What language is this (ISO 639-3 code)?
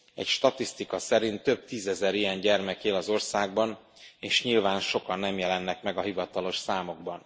hun